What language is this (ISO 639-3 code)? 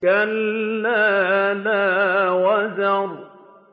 ara